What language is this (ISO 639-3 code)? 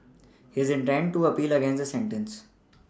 eng